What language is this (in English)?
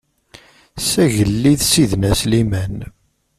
Kabyle